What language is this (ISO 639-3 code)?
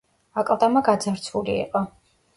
kat